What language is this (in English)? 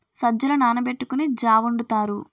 Telugu